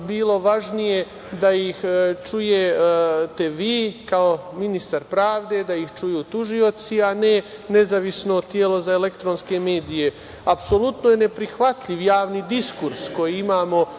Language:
Serbian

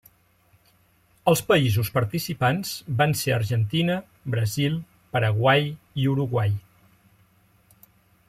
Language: Catalan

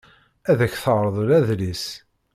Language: Kabyle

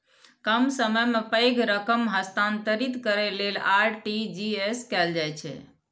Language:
Maithili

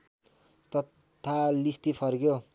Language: Nepali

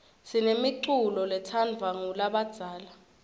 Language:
Swati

